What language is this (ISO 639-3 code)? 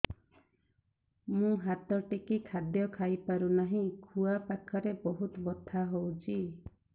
ori